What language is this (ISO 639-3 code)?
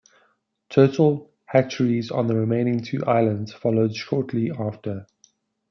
eng